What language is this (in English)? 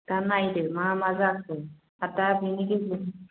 Bodo